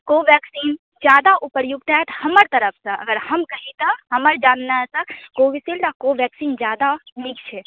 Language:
Maithili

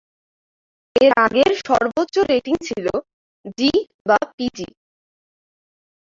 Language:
Bangla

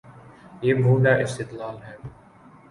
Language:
Urdu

